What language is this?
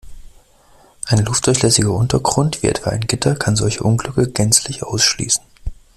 German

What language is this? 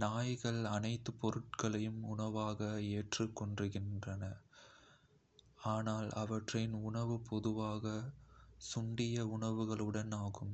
Kota (India)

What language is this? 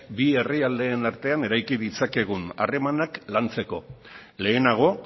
Basque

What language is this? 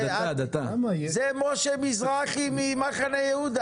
Hebrew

